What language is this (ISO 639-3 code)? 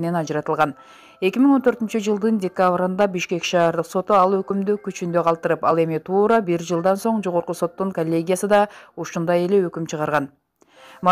tur